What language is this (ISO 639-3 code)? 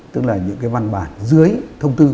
vie